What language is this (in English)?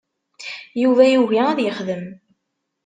Kabyle